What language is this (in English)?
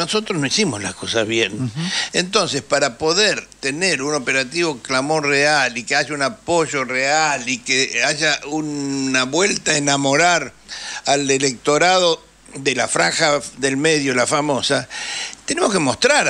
Spanish